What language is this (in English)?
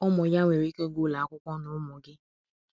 Igbo